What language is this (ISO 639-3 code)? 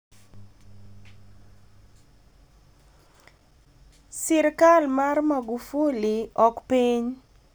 luo